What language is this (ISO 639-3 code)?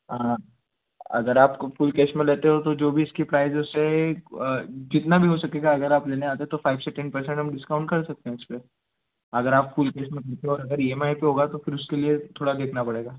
hin